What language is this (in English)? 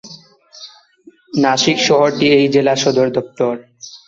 Bangla